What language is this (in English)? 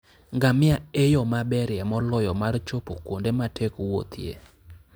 Luo (Kenya and Tanzania)